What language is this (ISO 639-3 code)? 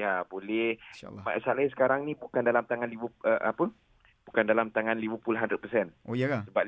msa